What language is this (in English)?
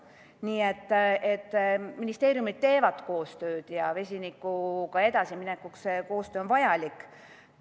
Estonian